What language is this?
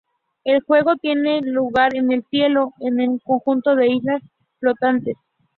Spanish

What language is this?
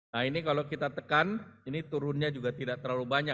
Indonesian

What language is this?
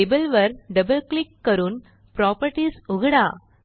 Marathi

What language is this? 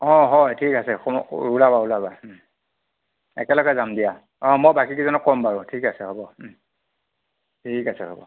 Assamese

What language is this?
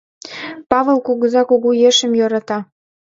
Mari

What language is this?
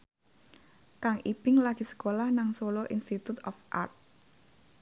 Javanese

